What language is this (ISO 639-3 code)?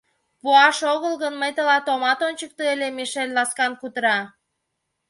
chm